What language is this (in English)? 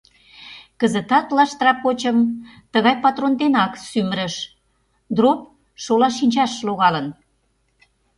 Mari